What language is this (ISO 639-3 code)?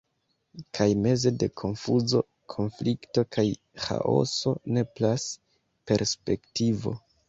epo